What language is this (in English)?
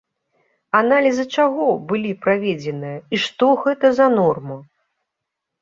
Belarusian